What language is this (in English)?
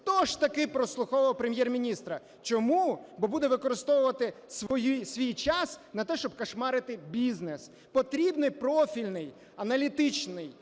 Ukrainian